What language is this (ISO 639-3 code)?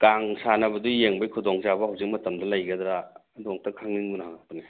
mni